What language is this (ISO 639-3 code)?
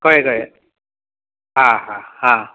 kok